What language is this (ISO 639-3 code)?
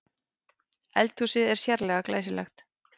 isl